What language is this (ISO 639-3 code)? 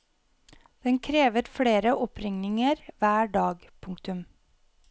nor